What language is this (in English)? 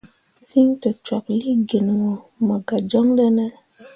Mundang